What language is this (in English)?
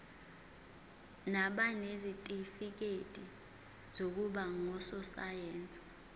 Zulu